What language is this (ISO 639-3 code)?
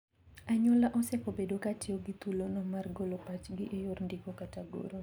luo